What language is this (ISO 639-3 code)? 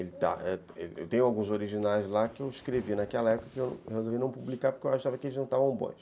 por